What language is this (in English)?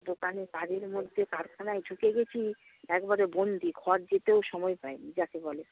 Bangla